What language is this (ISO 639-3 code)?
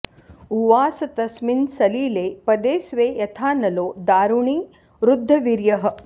san